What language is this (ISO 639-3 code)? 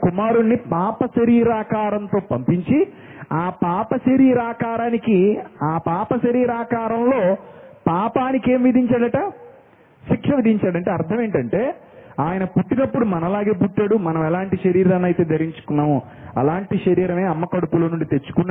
tel